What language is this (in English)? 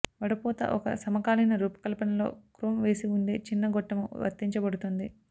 Telugu